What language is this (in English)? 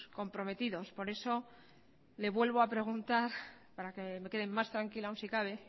Spanish